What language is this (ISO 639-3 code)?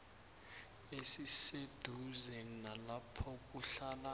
nbl